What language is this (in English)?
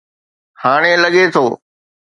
Sindhi